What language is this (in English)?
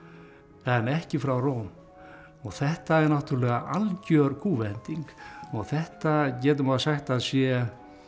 Icelandic